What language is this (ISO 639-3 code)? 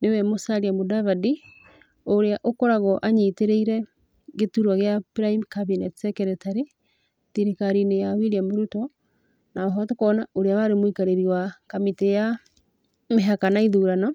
kik